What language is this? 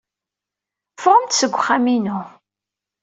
Kabyle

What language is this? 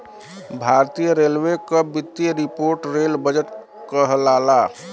Bhojpuri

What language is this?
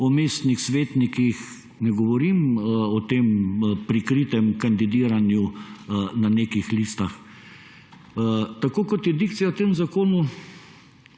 Slovenian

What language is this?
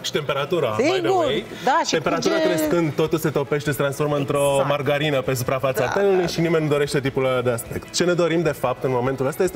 Romanian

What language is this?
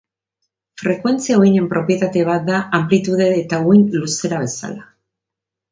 Basque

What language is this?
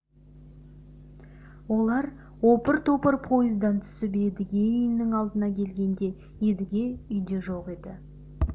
Kazakh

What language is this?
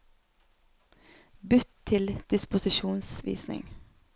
Norwegian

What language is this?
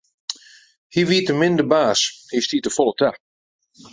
Western Frisian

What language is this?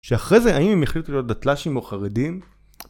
Hebrew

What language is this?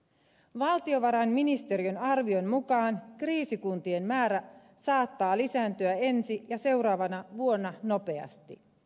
Finnish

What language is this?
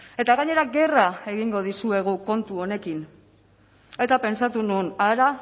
Basque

